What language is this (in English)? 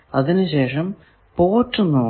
Malayalam